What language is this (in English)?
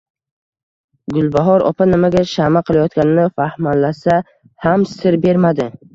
Uzbek